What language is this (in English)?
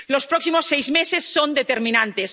Spanish